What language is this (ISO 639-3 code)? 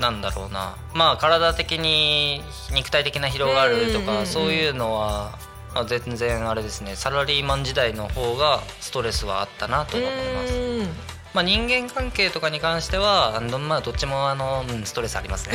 jpn